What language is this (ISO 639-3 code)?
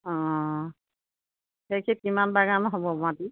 asm